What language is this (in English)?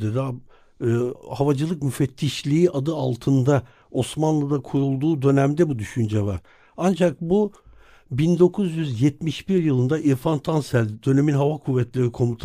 Turkish